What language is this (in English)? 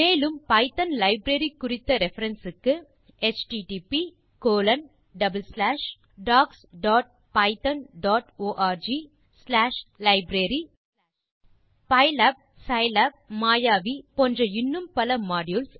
Tamil